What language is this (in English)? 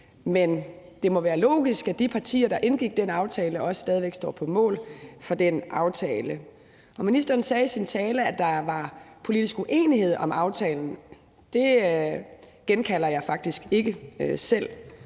Danish